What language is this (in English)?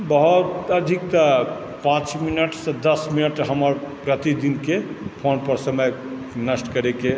Maithili